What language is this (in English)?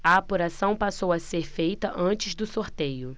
Portuguese